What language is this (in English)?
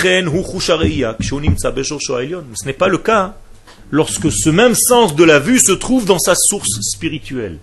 French